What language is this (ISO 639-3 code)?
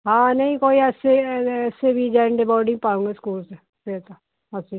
pan